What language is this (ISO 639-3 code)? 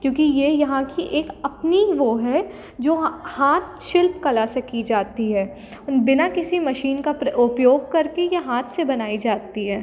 hin